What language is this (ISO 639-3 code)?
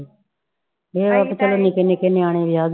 pan